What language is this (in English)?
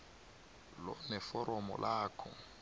South Ndebele